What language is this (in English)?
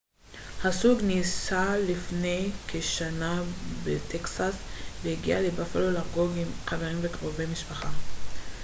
Hebrew